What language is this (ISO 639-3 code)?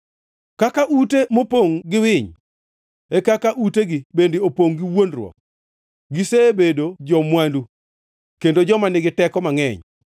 luo